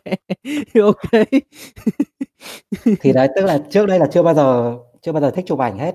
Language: Vietnamese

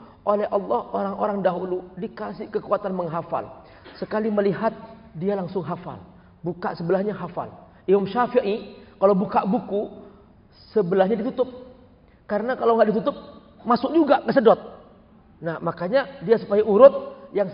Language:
Indonesian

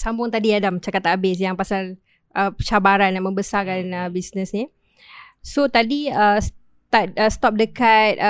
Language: Malay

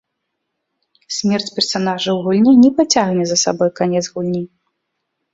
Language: Belarusian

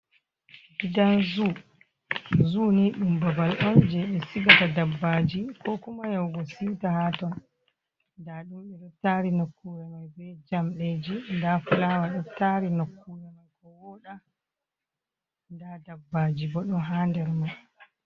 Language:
Fula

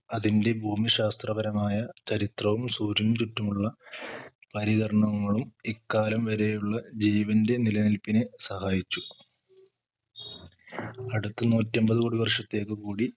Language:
Malayalam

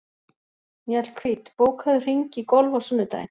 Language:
Icelandic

